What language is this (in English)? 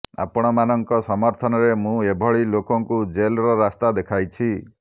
Odia